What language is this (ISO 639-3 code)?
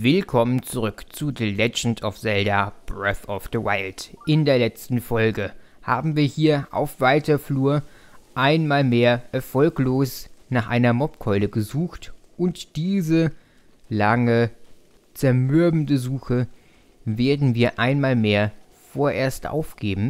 deu